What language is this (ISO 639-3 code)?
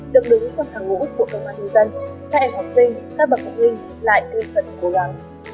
vie